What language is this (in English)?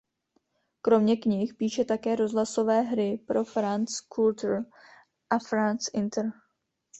Czech